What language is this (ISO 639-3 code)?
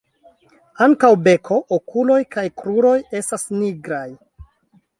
epo